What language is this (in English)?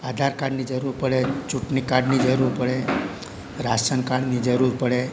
Gujarati